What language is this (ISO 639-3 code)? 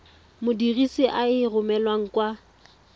tsn